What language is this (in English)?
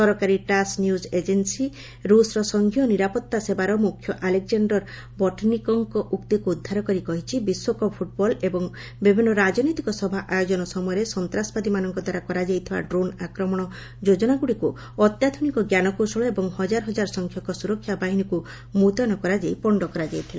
Odia